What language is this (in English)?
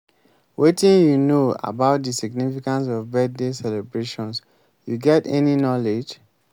Nigerian Pidgin